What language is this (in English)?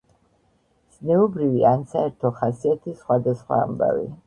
Georgian